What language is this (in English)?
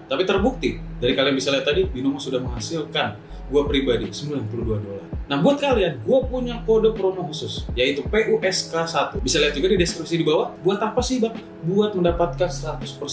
Indonesian